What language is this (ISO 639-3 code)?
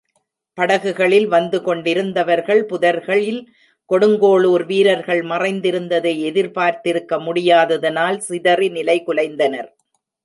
tam